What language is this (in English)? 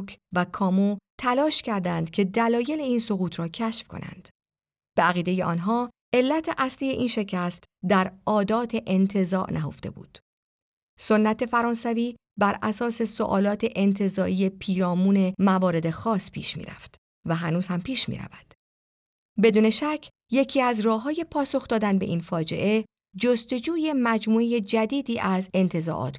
Persian